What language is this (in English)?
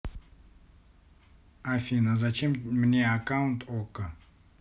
Russian